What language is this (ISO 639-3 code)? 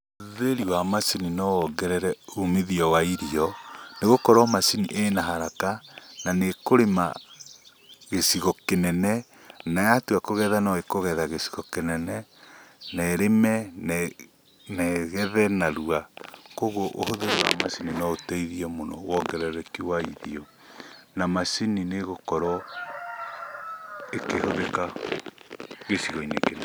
kik